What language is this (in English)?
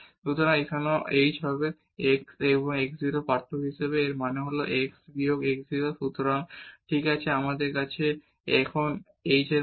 Bangla